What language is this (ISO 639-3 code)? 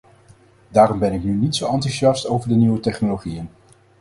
nld